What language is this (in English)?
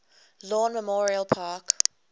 English